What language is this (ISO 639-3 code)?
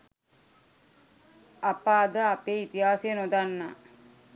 sin